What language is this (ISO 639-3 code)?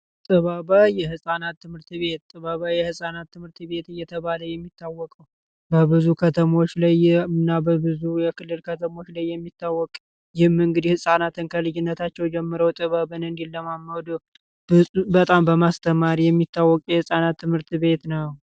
amh